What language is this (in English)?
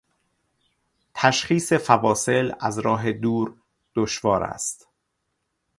Persian